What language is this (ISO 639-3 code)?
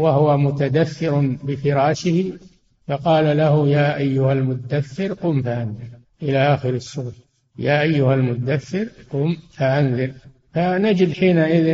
ara